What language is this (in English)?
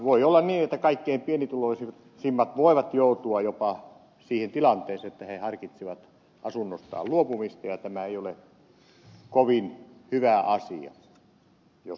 Finnish